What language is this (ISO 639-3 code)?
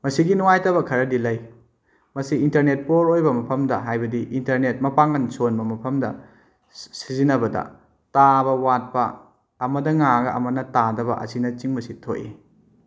mni